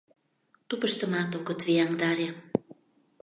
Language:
Mari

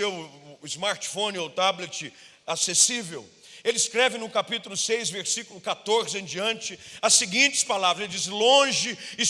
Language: Portuguese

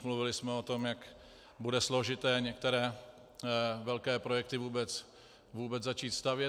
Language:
Czech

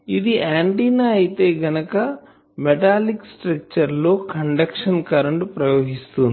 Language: Telugu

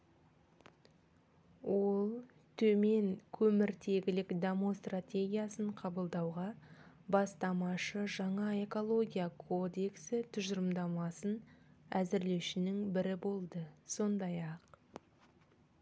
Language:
Kazakh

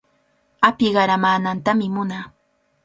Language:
Cajatambo North Lima Quechua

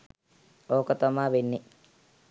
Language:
Sinhala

